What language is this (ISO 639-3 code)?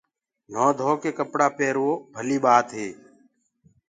ggg